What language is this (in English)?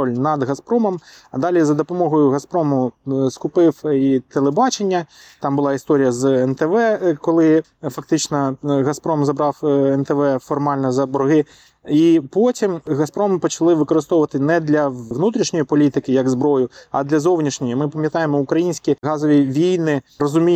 Ukrainian